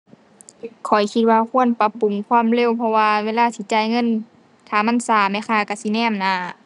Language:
Thai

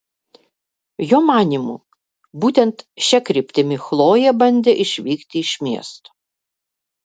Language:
Lithuanian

